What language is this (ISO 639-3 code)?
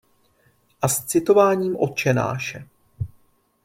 ces